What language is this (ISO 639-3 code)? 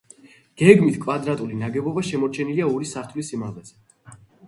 kat